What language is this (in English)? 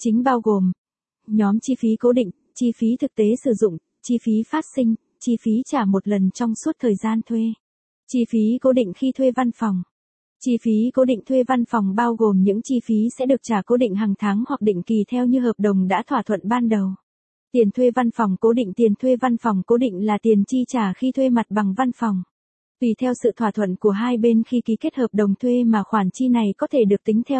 Vietnamese